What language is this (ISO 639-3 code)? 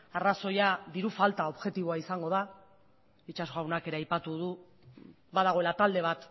eus